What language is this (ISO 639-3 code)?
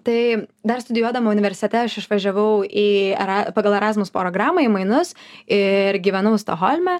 lit